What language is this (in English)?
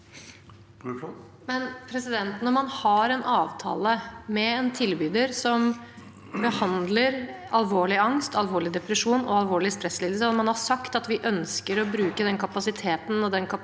Norwegian